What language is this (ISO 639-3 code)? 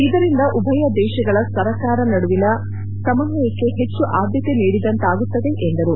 kan